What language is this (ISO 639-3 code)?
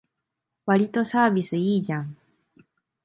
jpn